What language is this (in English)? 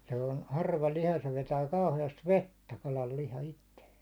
Finnish